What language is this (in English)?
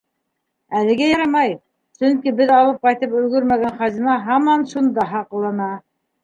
Bashkir